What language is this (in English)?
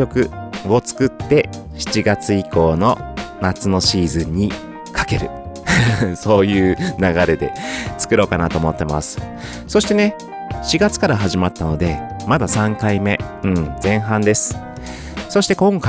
Japanese